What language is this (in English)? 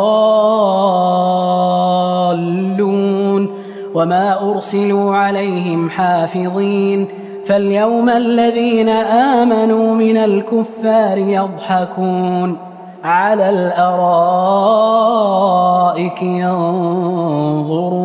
Arabic